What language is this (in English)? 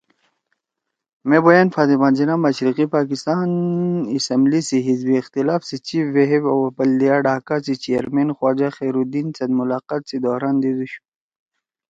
Torwali